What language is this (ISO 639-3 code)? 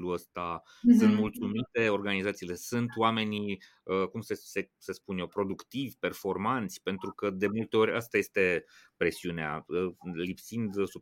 ron